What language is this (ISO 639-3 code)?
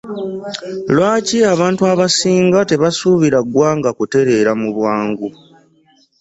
lug